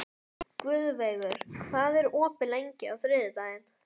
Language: Icelandic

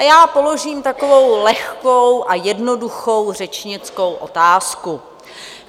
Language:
Czech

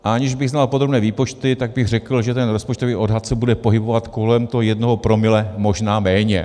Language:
Czech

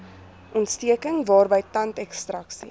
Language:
Afrikaans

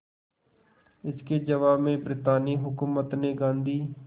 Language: Hindi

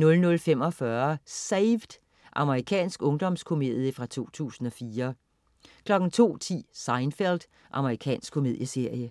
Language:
Danish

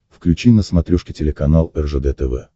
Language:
Russian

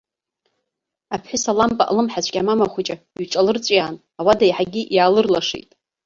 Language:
Abkhazian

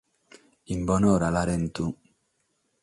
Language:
Sardinian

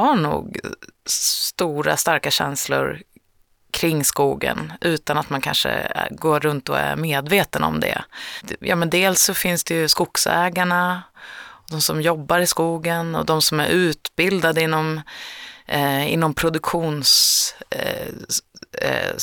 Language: Swedish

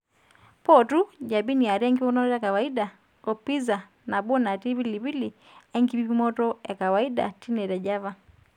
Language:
Masai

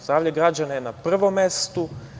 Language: Serbian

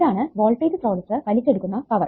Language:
Malayalam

